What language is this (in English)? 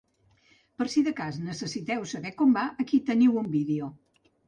Catalan